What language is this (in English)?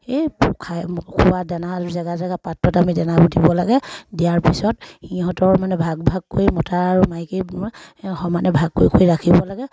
Assamese